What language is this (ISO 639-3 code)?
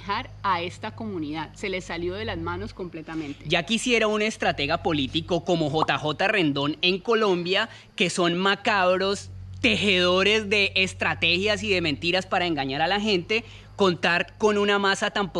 spa